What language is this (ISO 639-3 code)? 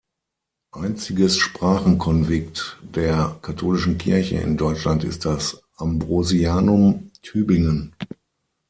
deu